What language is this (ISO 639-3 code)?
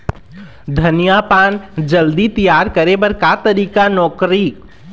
hne